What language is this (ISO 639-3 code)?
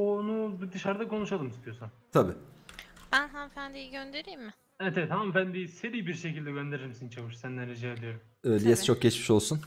tur